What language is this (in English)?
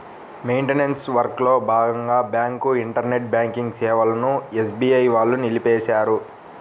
Telugu